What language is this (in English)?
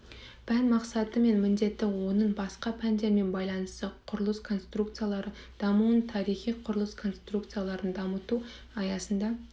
Kazakh